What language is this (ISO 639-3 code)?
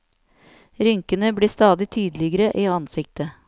nor